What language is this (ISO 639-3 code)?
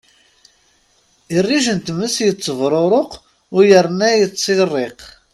kab